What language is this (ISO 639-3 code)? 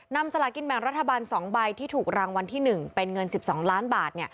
tha